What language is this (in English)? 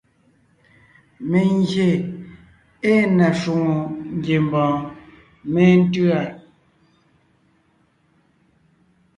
Ngiemboon